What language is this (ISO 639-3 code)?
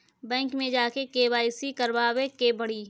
bho